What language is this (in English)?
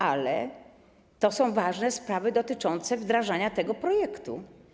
Polish